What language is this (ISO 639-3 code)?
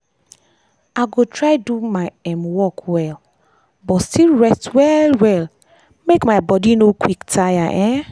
pcm